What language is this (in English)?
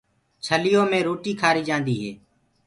Gurgula